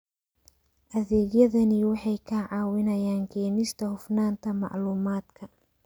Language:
Somali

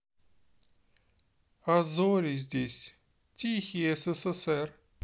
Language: Russian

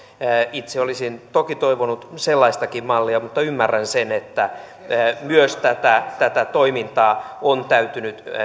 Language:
Finnish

